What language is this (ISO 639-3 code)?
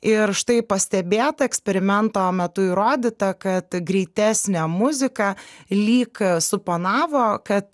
lit